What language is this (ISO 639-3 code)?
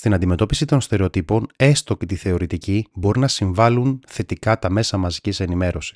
ell